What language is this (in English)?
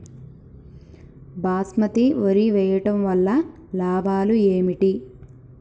Telugu